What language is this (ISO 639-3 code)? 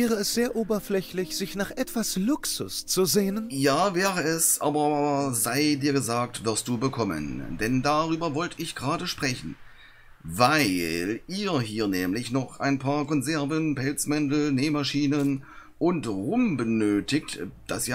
deu